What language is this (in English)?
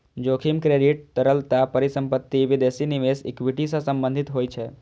Maithili